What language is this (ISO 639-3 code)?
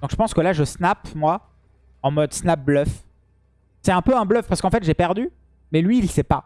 fra